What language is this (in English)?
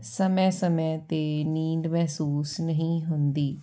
Punjabi